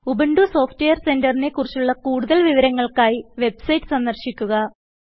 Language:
Malayalam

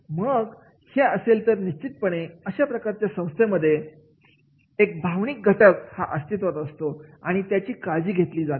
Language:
Marathi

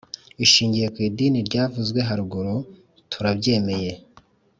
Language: Kinyarwanda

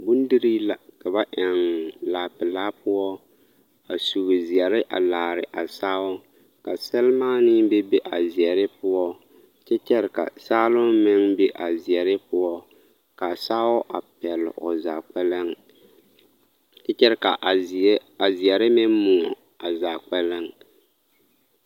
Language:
Southern Dagaare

